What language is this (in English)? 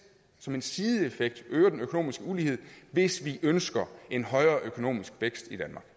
Danish